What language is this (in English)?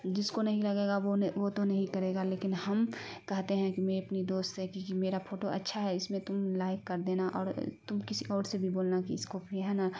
Urdu